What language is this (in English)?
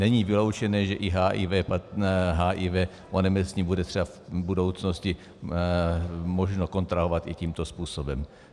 Czech